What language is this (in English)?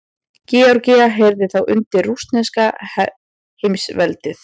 Icelandic